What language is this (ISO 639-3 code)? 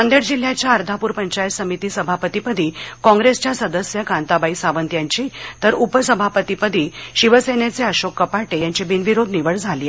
mar